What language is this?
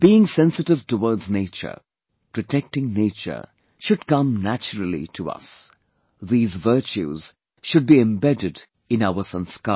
English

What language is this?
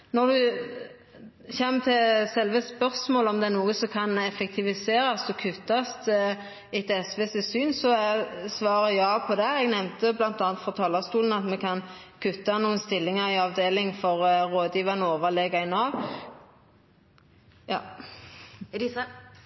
Norwegian Nynorsk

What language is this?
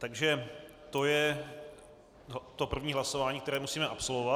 Czech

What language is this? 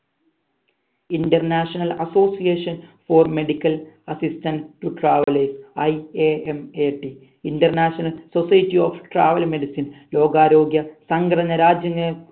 Malayalam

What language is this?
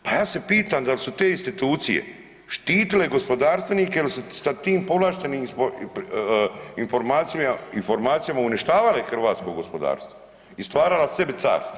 Croatian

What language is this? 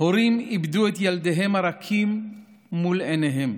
Hebrew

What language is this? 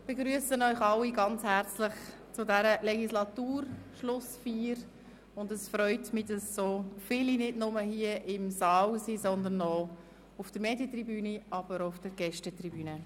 Swiss German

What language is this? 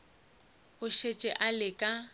Northern Sotho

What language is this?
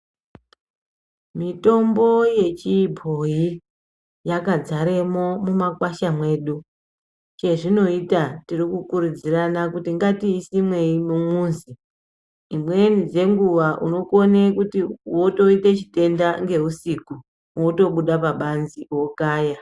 Ndau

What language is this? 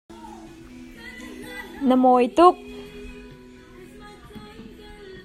Hakha Chin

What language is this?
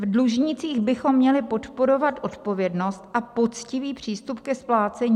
Czech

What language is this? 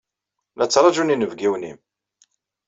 Kabyle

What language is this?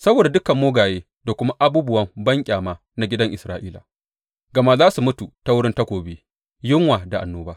Hausa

